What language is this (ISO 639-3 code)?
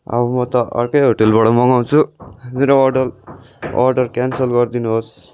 nep